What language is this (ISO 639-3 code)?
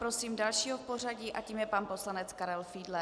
ces